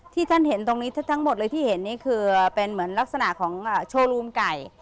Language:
Thai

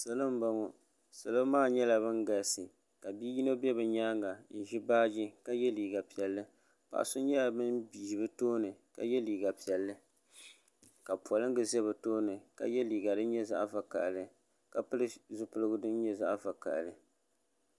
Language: Dagbani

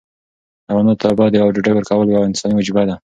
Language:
Pashto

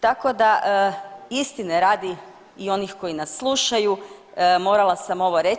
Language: Croatian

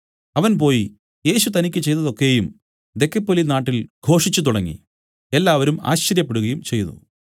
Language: Malayalam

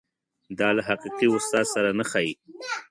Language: Pashto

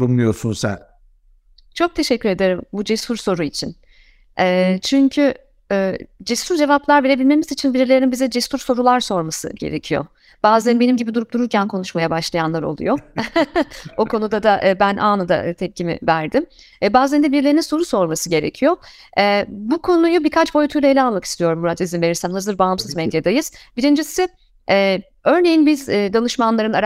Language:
Turkish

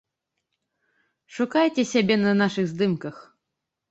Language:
Belarusian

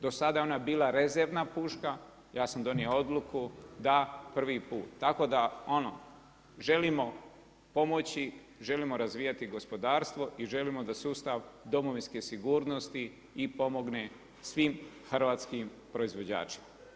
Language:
Croatian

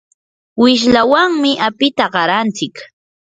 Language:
Yanahuanca Pasco Quechua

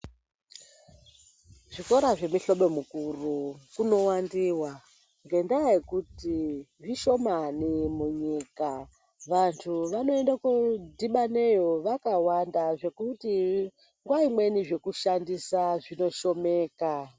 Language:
Ndau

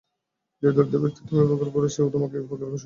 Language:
Bangla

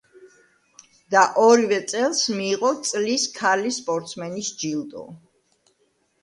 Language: Georgian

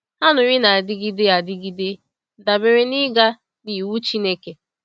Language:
Igbo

